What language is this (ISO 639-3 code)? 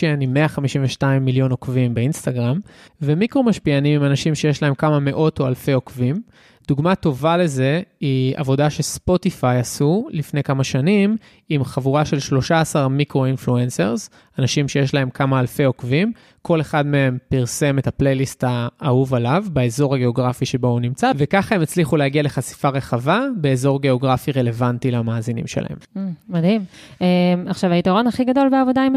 heb